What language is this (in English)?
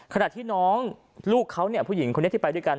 Thai